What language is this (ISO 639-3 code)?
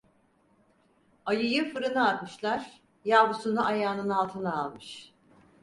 tur